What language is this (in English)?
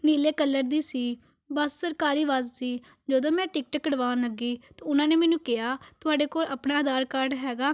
Punjabi